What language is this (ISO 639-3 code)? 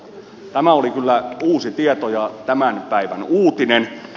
fin